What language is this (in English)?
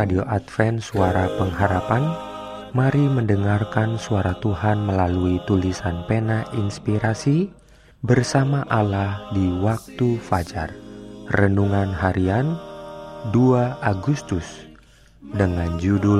Indonesian